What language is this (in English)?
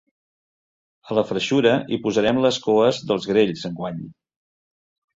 Catalan